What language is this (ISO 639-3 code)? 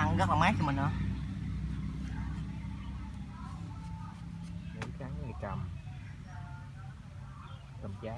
vie